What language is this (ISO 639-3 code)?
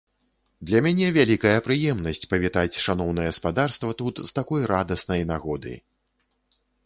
bel